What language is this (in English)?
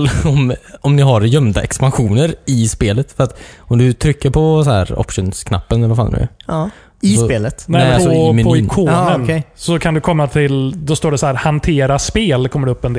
Swedish